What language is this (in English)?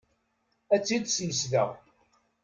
Kabyle